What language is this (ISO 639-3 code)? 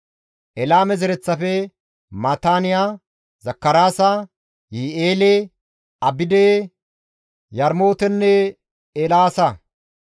gmv